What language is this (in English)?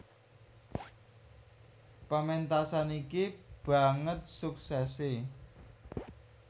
Javanese